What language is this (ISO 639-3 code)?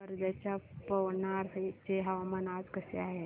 mar